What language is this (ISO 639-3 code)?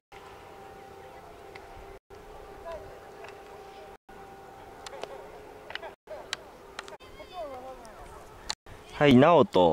jpn